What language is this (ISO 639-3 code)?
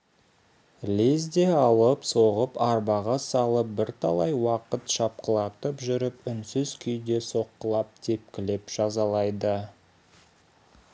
kaz